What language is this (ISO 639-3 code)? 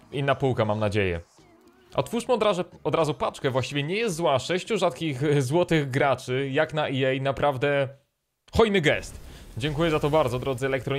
pol